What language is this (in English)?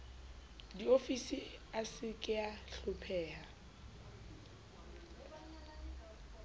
Southern Sotho